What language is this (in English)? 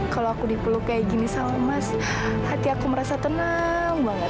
Indonesian